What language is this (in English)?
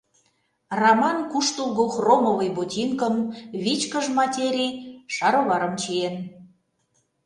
Mari